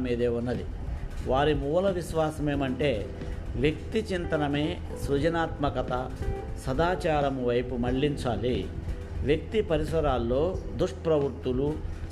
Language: Telugu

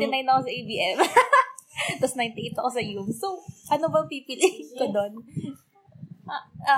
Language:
Filipino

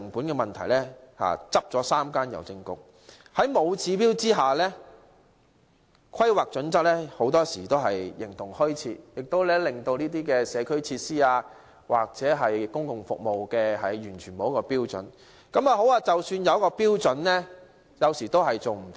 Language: Cantonese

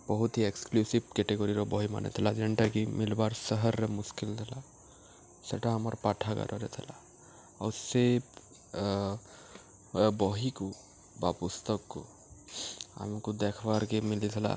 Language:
Odia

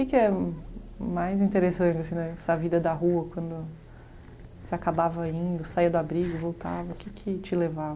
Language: Portuguese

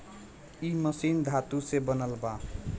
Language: Bhojpuri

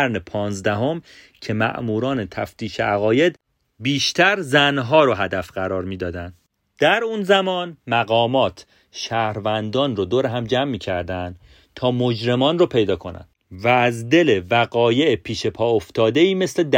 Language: Persian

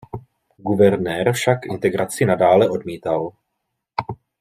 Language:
Czech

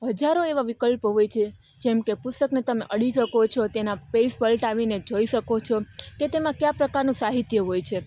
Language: Gujarati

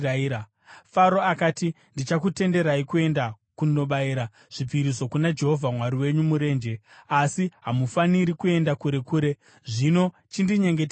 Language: Shona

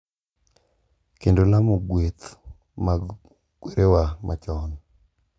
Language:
Luo (Kenya and Tanzania)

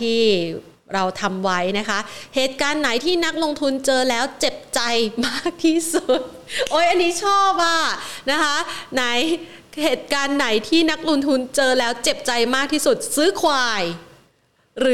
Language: Thai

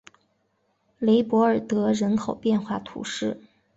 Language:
Chinese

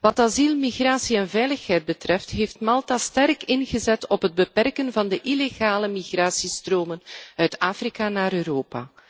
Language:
Dutch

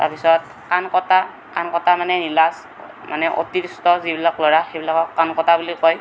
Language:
Assamese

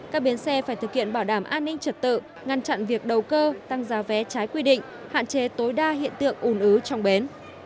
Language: Vietnamese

